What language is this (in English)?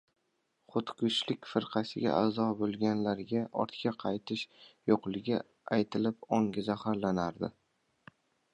Uzbek